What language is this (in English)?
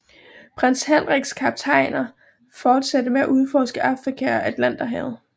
Danish